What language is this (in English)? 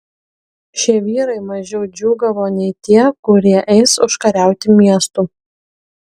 Lithuanian